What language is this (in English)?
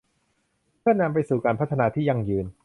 Thai